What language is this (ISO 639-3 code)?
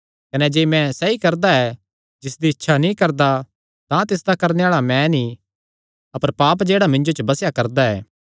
xnr